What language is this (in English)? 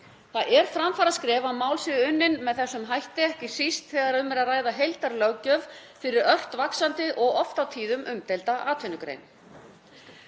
Icelandic